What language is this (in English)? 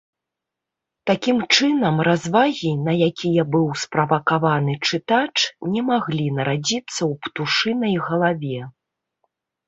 Belarusian